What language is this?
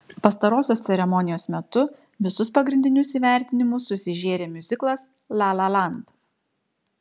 Lithuanian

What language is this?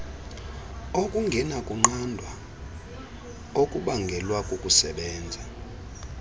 Xhosa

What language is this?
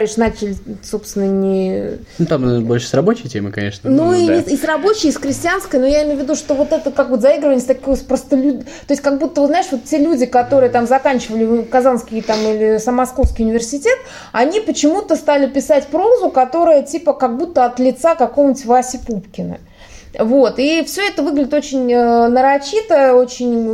Russian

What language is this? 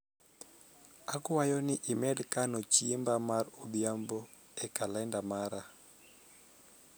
Luo (Kenya and Tanzania)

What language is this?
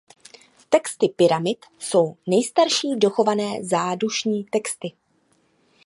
Czech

